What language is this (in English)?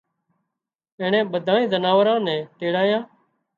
Wadiyara Koli